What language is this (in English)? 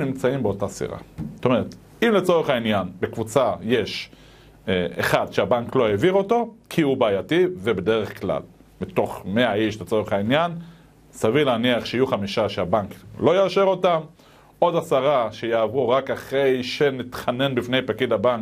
Hebrew